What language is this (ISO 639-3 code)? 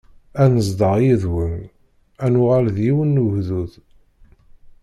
kab